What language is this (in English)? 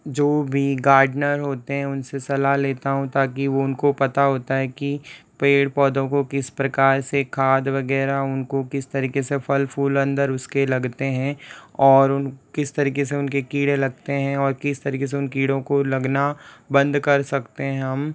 Hindi